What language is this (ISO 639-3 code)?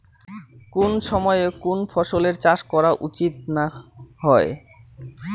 ben